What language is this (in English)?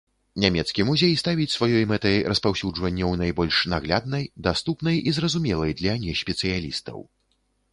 Belarusian